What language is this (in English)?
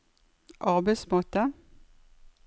Norwegian